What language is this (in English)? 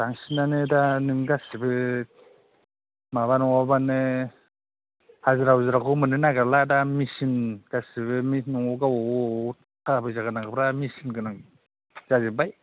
Bodo